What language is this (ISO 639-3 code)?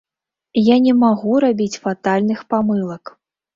bel